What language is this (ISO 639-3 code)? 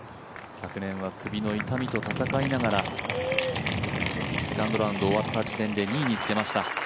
jpn